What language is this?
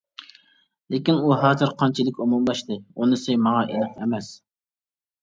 Uyghur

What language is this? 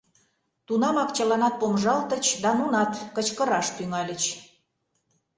Mari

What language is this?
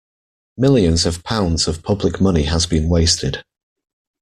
English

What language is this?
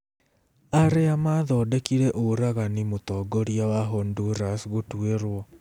Kikuyu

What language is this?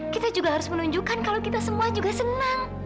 Indonesian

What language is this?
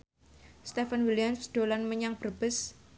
Javanese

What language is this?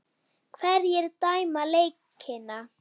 Icelandic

